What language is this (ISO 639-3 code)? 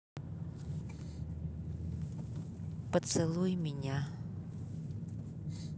rus